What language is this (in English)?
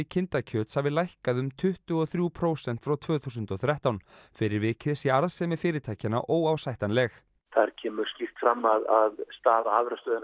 Icelandic